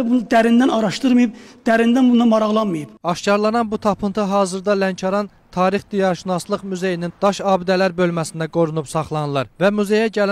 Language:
Turkish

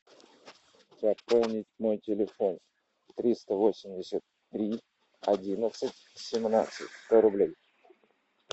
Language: Russian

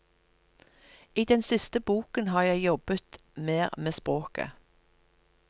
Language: Norwegian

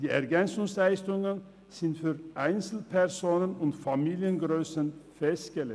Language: Swiss German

